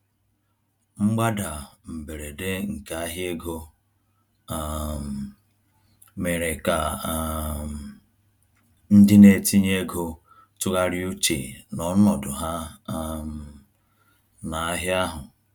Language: Igbo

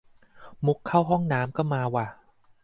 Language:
Thai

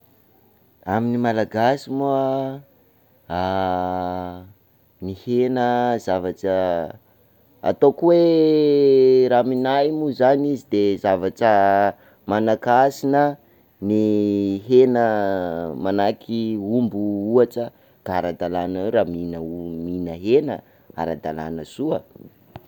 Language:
Sakalava Malagasy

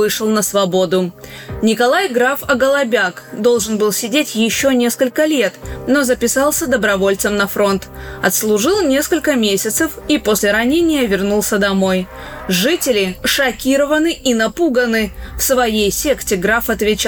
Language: Russian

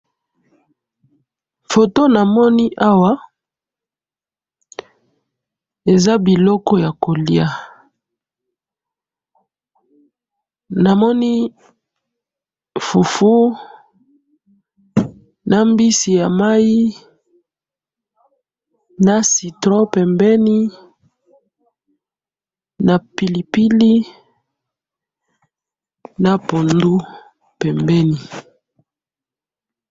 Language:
Lingala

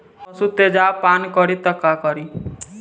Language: Bhojpuri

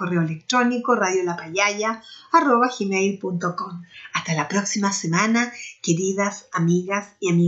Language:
Spanish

